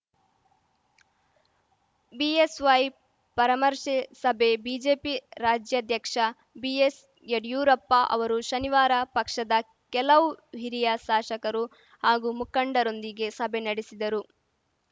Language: Kannada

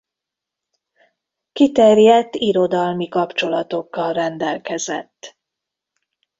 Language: Hungarian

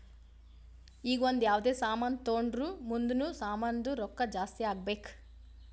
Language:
Kannada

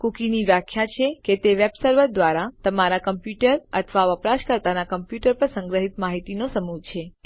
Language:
Gujarati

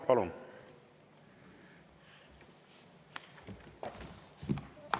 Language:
Estonian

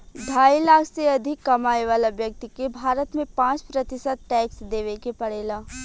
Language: Bhojpuri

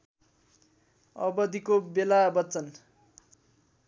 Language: Nepali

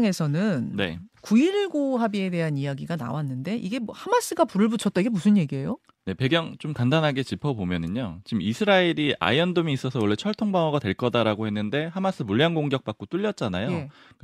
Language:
Korean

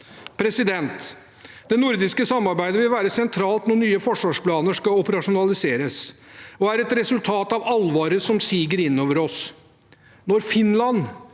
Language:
Norwegian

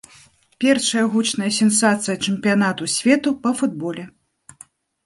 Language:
Belarusian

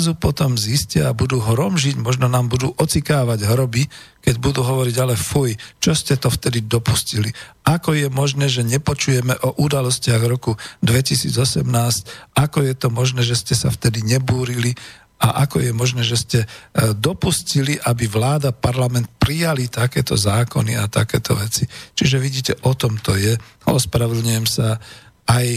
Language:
Slovak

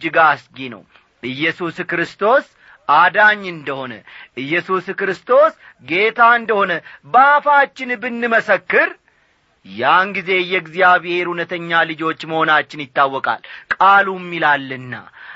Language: Amharic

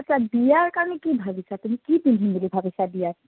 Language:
Assamese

